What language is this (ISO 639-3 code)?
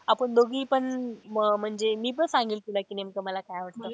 mar